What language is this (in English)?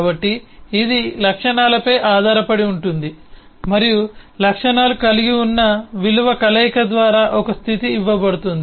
Telugu